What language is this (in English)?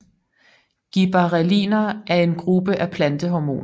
Danish